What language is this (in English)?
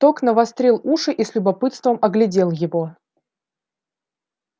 Russian